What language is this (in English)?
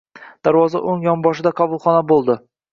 Uzbek